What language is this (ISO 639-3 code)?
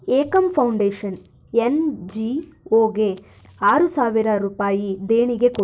kan